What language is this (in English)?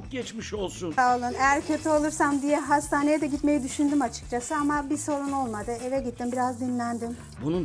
Turkish